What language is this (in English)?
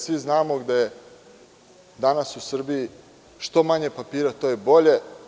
Serbian